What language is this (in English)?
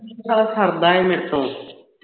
Punjabi